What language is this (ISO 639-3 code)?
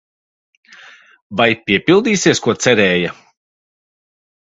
lav